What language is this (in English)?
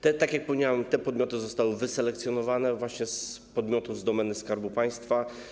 Polish